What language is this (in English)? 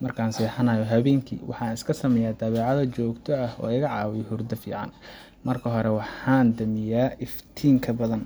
Somali